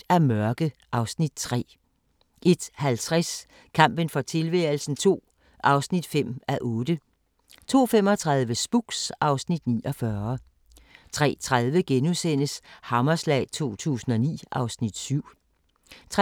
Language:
Danish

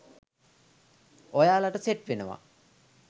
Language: Sinhala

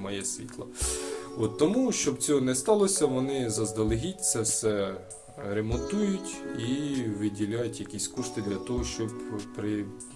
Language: Ukrainian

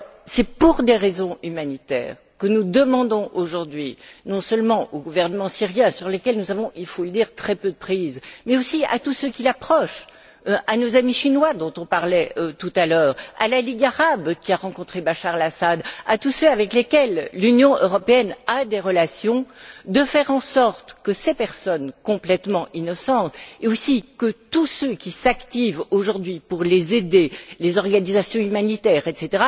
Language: French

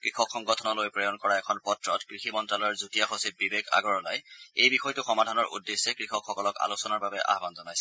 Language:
Assamese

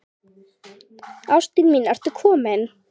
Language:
Icelandic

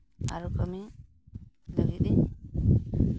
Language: Santali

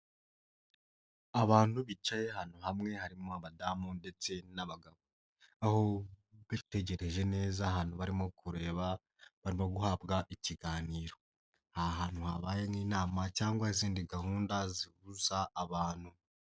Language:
Kinyarwanda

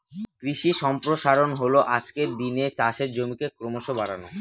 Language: Bangla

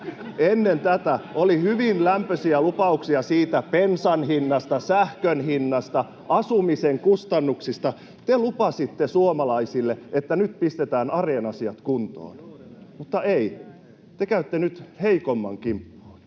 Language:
Finnish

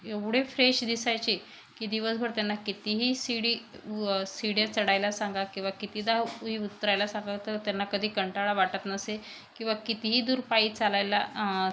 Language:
Marathi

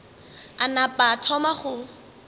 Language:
Northern Sotho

